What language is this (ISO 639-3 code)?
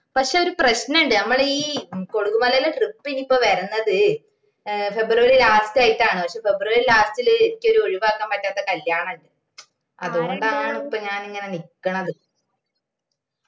mal